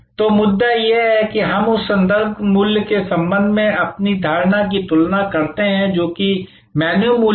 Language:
Hindi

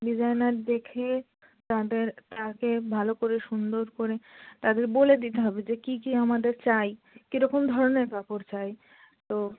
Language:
Bangla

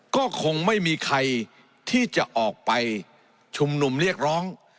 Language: Thai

